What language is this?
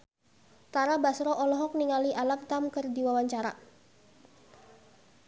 Sundanese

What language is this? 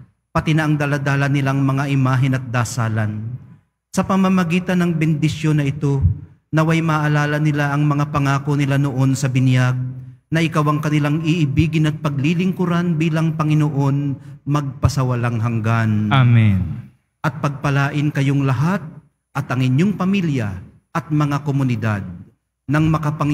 Filipino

